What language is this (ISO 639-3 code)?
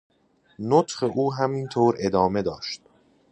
fas